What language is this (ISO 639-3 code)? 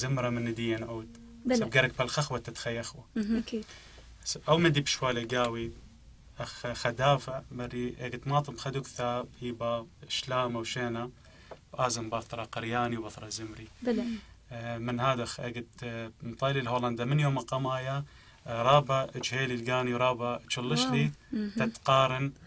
ara